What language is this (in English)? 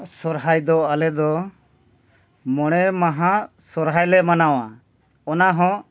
Santali